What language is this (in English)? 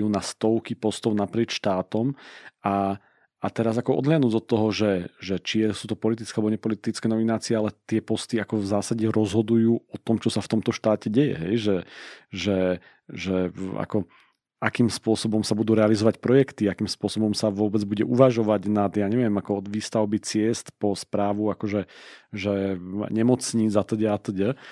Slovak